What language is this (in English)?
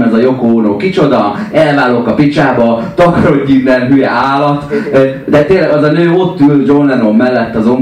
Hungarian